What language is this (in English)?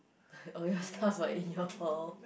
English